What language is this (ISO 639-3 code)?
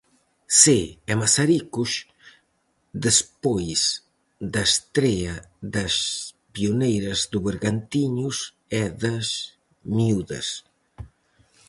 glg